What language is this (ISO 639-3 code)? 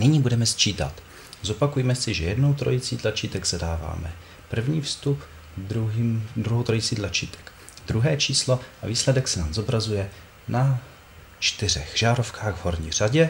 ces